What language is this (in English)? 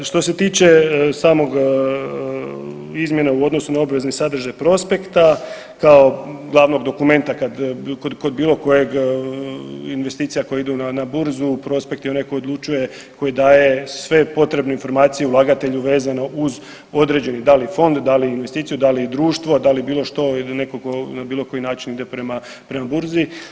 Croatian